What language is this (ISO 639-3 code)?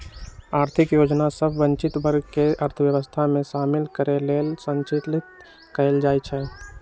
mag